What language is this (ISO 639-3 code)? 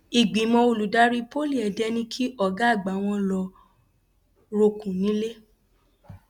yor